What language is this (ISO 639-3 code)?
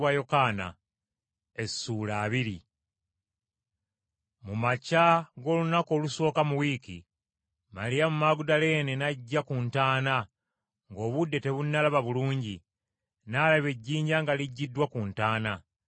lug